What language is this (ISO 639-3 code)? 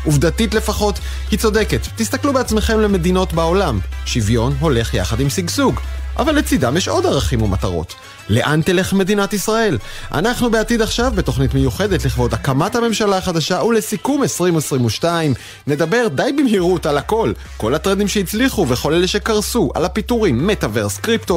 heb